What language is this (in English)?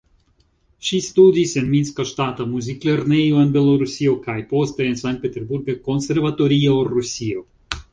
Esperanto